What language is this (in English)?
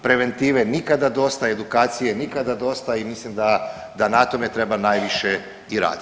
Croatian